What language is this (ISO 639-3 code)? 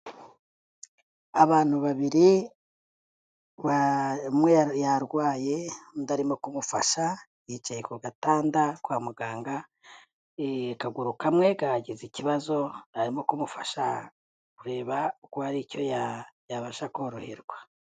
kin